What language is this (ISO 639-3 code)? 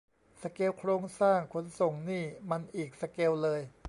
tha